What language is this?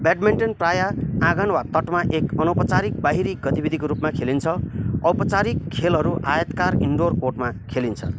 Nepali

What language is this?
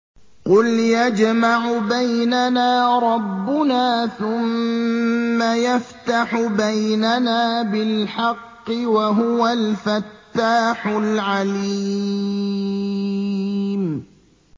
Arabic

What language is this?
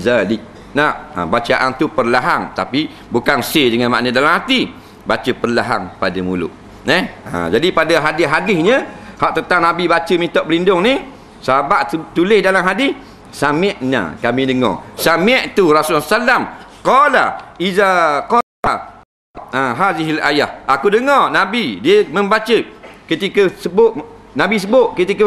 Malay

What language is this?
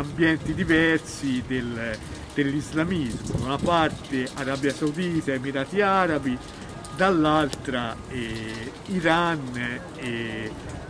Italian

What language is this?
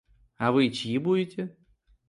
Russian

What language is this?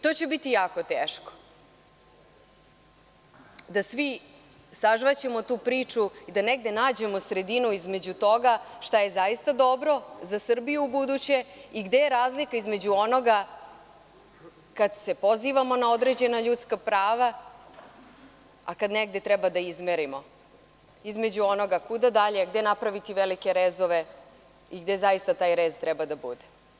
Serbian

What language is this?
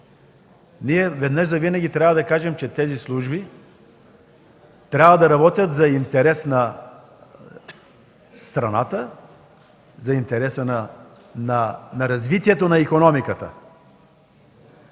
Bulgarian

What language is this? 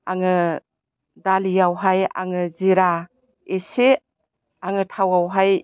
Bodo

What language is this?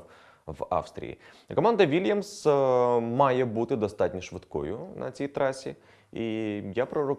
Ukrainian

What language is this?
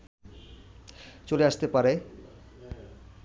Bangla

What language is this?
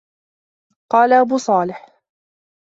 Arabic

